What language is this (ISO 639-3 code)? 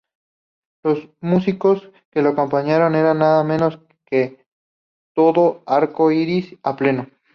spa